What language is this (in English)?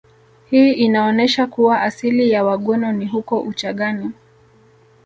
Swahili